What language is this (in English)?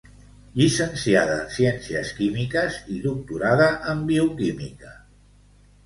Catalan